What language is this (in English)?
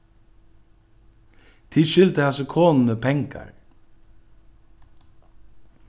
Faroese